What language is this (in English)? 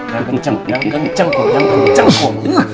Indonesian